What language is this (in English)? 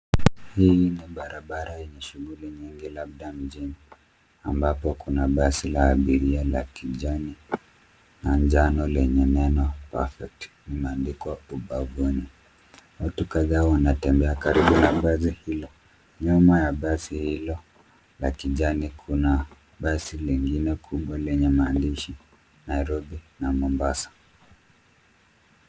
Swahili